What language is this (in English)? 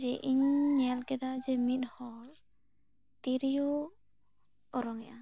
Santali